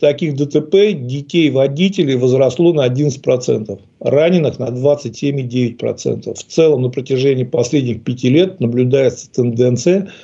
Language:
Russian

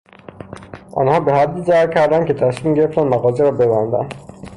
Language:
Persian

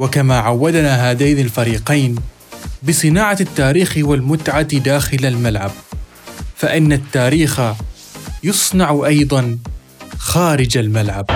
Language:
Arabic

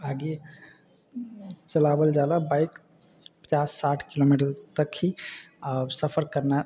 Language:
Maithili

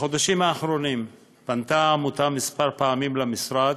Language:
Hebrew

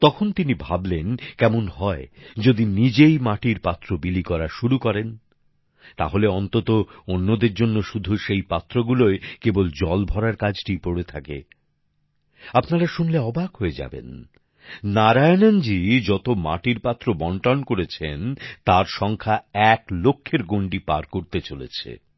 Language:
Bangla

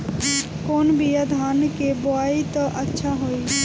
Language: Bhojpuri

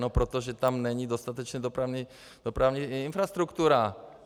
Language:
Czech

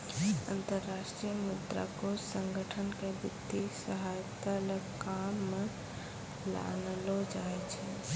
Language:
Maithili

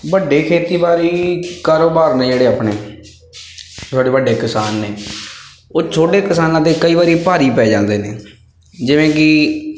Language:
Punjabi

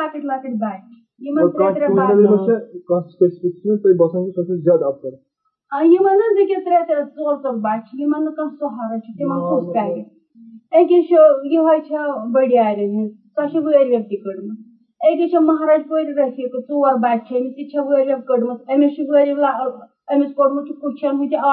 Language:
Urdu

